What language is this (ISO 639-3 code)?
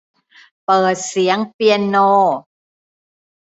tha